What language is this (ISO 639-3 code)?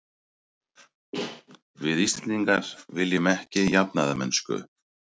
isl